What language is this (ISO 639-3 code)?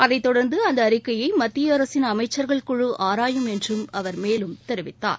tam